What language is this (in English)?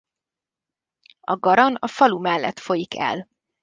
Hungarian